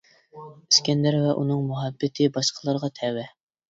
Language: Uyghur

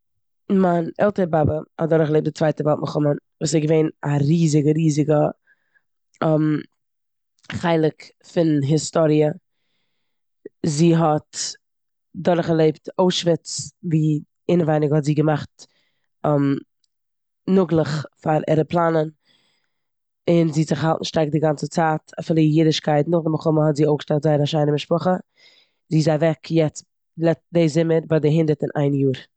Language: Yiddish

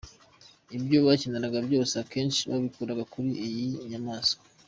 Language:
Kinyarwanda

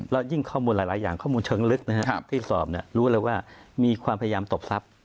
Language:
Thai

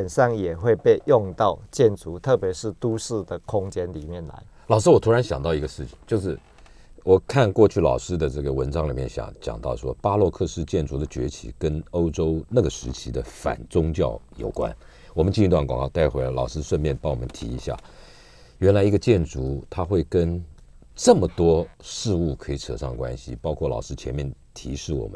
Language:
Chinese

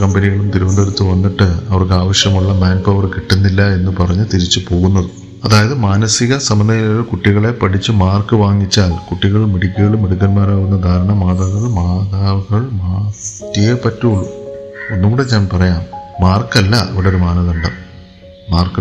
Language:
Malayalam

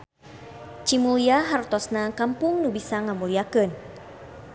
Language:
Sundanese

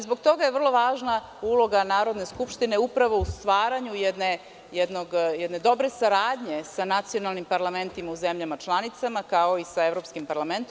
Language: Serbian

